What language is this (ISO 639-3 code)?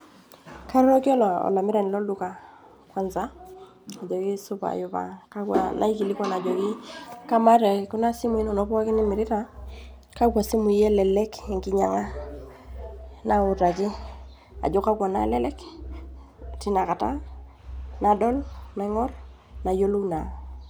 mas